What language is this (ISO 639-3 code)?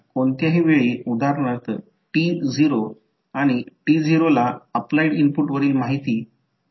mar